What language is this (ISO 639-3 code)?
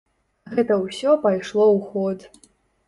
bel